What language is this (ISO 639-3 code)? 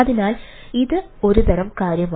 mal